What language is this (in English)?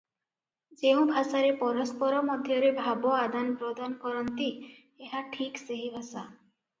Odia